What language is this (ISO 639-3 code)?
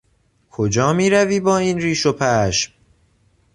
fas